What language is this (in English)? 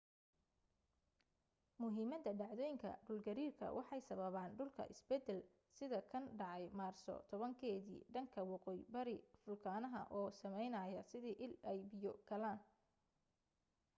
Somali